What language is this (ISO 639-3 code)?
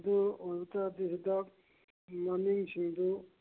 mni